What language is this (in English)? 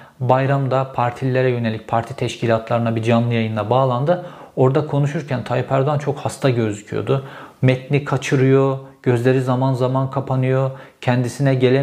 Turkish